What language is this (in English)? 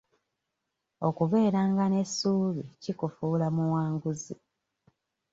Ganda